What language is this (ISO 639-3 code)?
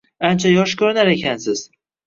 uzb